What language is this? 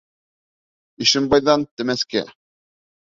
Bashkir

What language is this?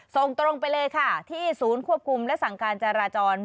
Thai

